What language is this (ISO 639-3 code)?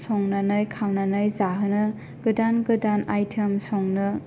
brx